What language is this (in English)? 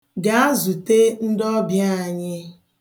Igbo